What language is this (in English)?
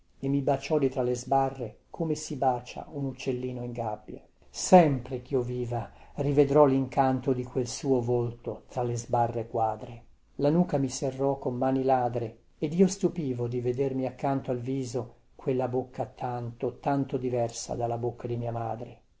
Italian